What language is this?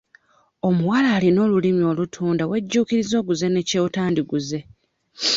Ganda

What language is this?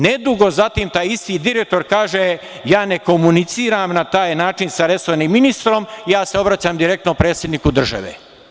Serbian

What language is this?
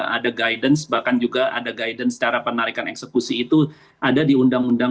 Indonesian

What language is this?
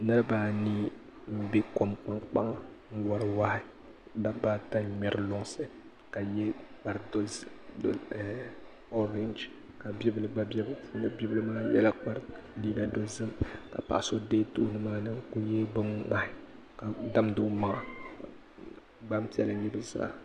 Dagbani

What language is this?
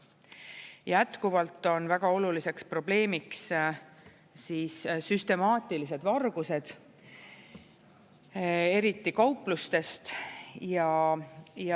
Estonian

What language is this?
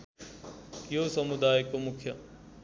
Nepali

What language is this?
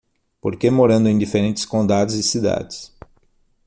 Portuguese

